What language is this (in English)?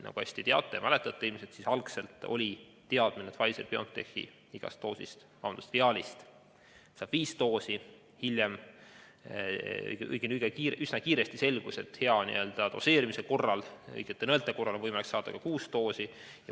Estonian